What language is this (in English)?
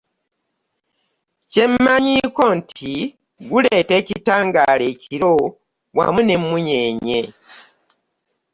Ganda